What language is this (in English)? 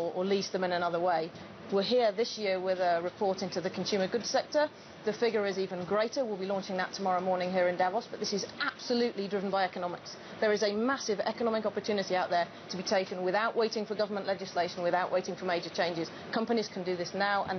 Korean